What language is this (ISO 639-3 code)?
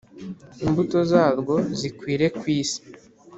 kin